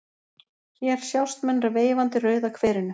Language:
Icelandic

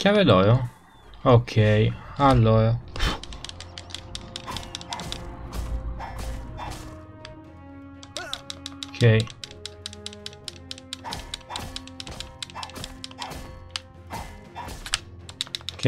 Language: Italian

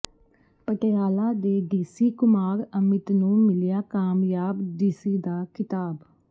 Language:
Punjabi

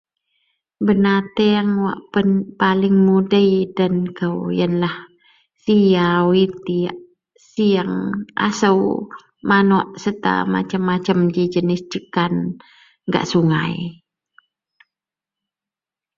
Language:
Central Melanau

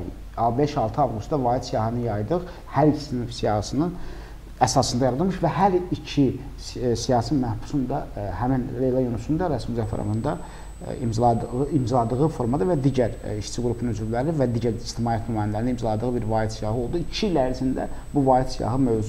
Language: Turkish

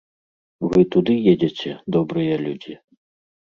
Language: Belarusian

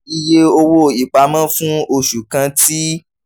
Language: Yoruba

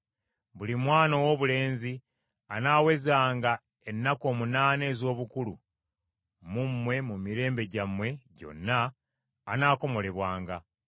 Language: Ganda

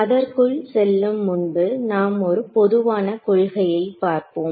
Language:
Tamil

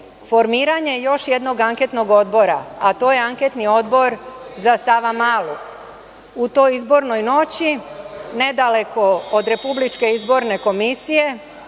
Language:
Serbian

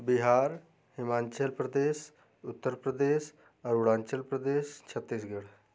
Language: Hindi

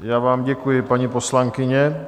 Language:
Czech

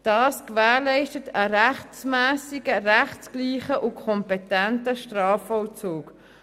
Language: Swiss German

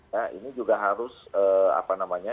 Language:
Indonesian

